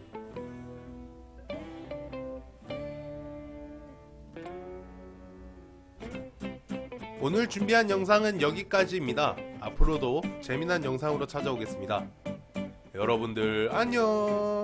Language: Korean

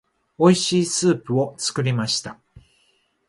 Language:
Japanese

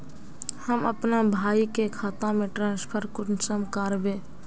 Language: Magahi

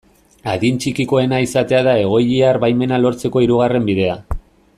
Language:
Basque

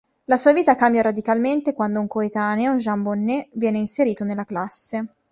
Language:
Italian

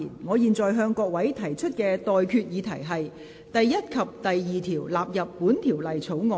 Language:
Cantonese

